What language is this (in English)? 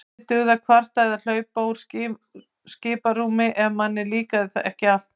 Icelandic